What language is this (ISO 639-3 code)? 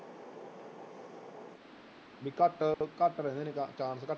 pan